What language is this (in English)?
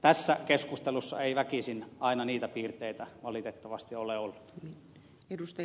Finnish